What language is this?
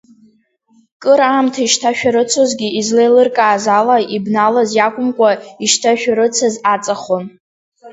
Abkhazian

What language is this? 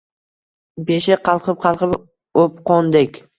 Uzbek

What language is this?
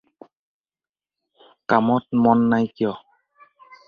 Assamese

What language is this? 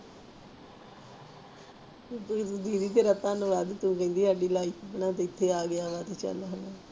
Punjabi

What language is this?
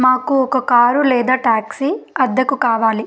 Telugu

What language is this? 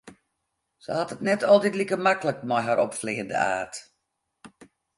Western Frisian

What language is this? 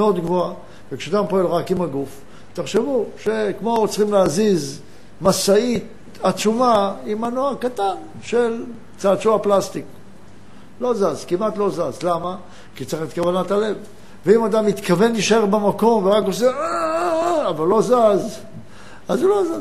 Hebrew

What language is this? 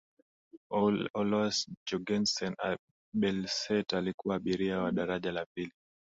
Swahili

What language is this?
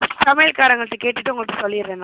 Tamil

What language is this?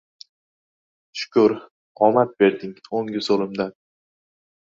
Uzbek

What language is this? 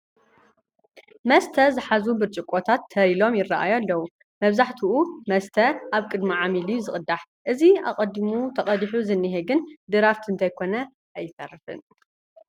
Tigrinya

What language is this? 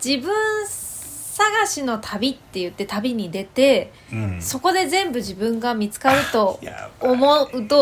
Japanese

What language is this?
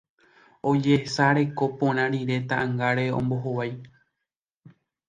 Guarani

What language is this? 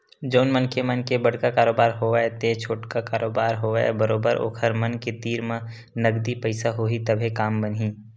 Chhattisgarhi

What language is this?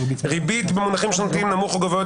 Hebrew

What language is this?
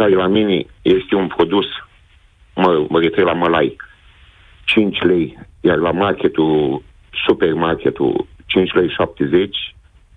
Romanian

